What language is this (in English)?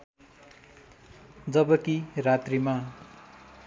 Nepali